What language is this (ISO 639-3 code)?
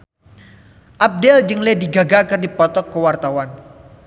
sun